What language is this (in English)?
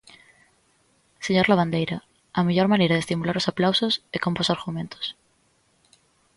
Galician